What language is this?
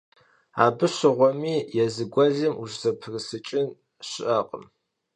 Kabardian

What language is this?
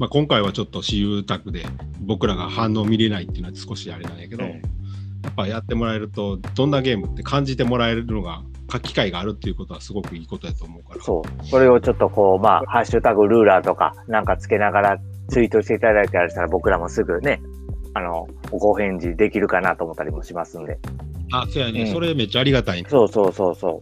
Japanese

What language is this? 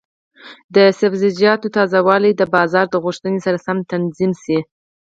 Pashto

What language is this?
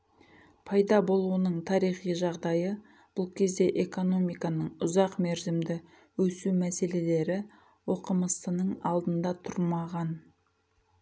Kazakh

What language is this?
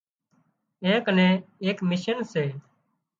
Wadiyara Koli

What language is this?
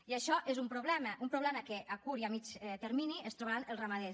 Catalan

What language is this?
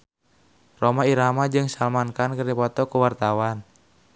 Sundanese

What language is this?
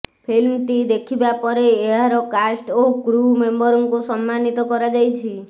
Odia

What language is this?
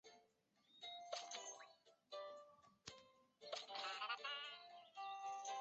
Chinese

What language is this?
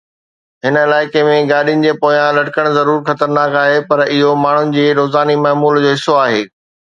Sindhi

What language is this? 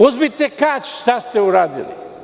Serbian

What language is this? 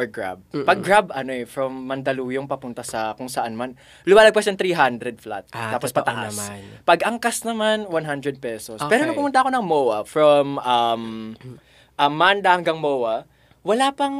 Filipino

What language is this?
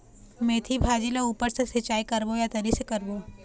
Chhattisgarhi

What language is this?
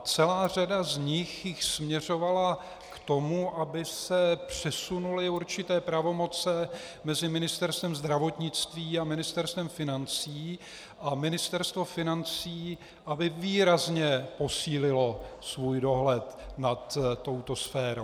Czech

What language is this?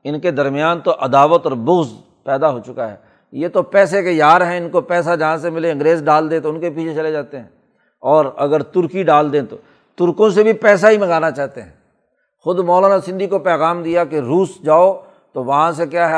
Urdu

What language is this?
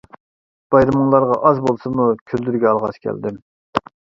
Uyghur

